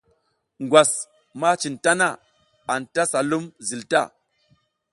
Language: South Giziga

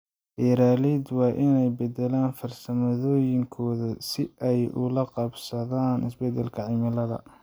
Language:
Somali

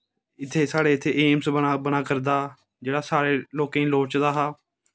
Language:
Dogri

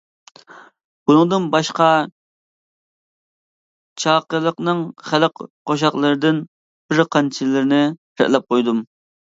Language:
Uyghur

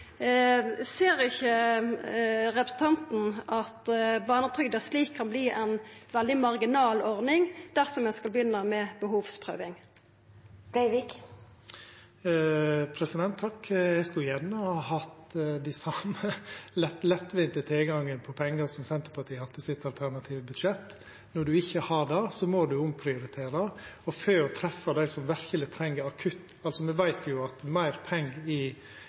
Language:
Norwegian Nynorsk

